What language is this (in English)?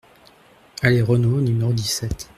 French